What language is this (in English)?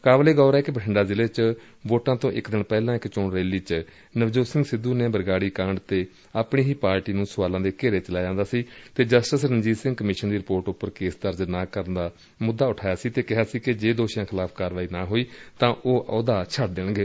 Punjabi